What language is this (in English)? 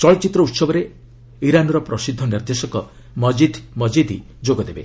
Odia